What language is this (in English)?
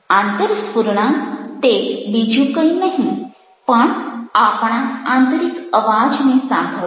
Gujarati